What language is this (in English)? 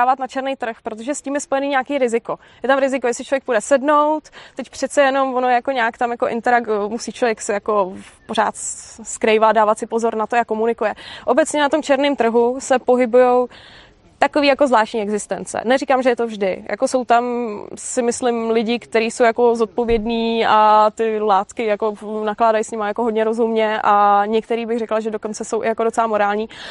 Czech